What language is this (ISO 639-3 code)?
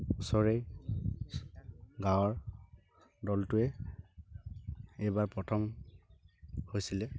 asm